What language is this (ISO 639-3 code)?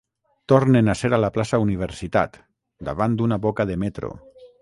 cat